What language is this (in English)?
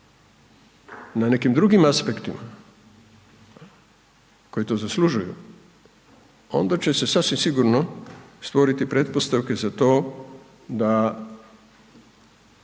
Croatian